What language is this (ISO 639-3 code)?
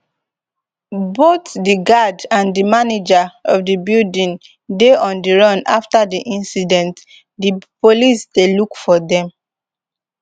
pcm